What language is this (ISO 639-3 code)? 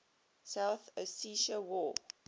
eng